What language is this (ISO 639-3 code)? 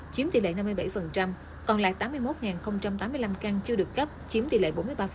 vie